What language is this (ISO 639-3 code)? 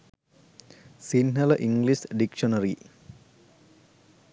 sin